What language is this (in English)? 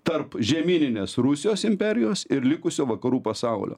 Lithuanian